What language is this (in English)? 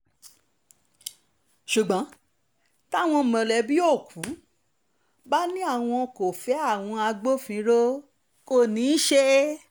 Yoruba